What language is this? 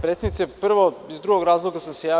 Serbian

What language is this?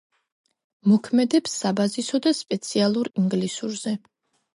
Georgian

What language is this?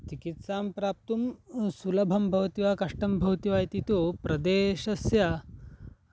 Sanskrit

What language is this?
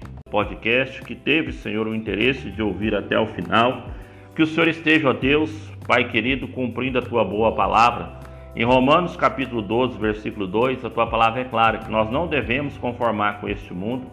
Portuguese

